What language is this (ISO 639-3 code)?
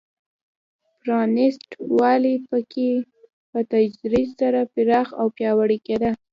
pus